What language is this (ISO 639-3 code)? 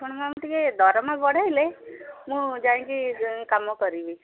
ori